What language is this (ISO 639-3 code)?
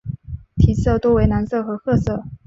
zho